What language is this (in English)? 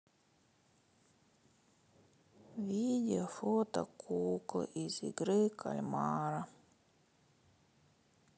Russian